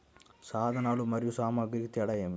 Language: Telugu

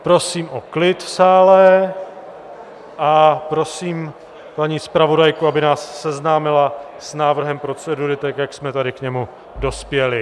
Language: Czech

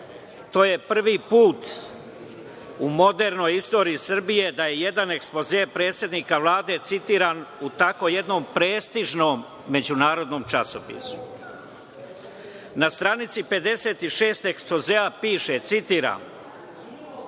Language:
Serbian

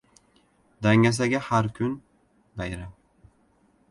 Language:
Uzbek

